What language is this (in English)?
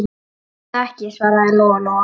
Icelandic